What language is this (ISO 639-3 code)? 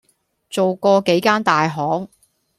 yue